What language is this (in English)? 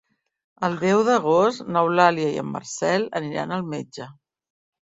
Catalan